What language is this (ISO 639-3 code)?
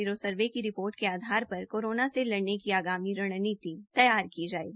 hin